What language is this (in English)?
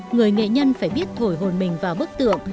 Vietnamese